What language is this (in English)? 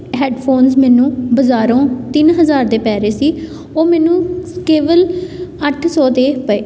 Punjabi